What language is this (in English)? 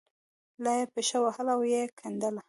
Pashto